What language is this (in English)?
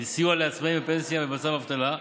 Hebrew